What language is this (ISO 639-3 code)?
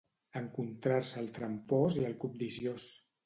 cat